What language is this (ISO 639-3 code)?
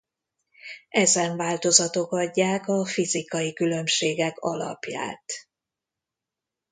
hun